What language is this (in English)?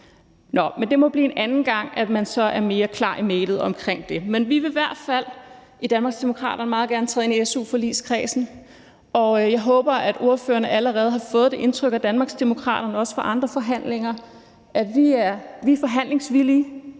Danish